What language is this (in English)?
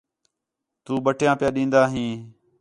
Khetrani